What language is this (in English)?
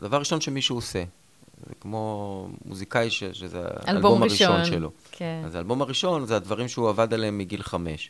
Hebrew